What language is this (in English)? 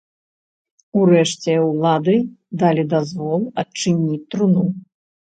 Belarusian